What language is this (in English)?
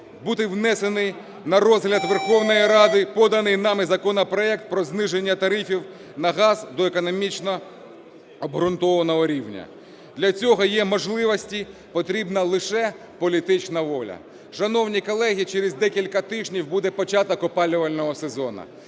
Ukrainian